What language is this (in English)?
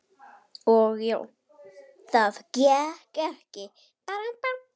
Icelandic